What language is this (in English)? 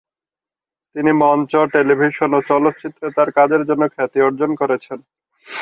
Bangla